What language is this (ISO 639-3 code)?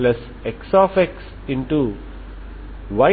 tel